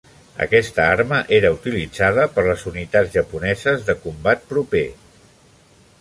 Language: Catalan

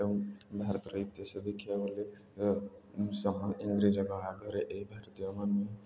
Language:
Odia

